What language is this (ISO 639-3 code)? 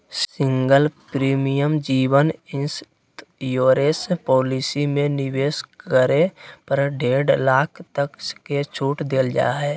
mag